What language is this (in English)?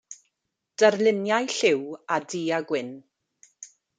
Welsh